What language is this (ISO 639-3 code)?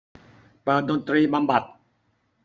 tha